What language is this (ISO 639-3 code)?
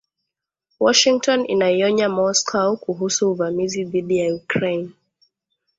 swa